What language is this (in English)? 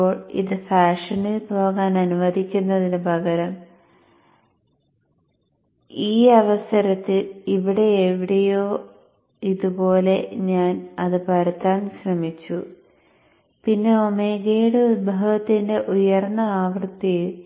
Malayalam